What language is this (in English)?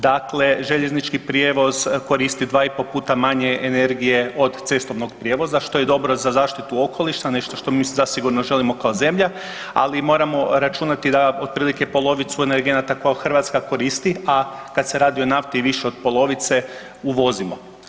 Croatian